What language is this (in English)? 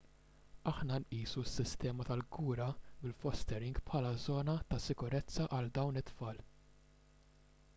Maltese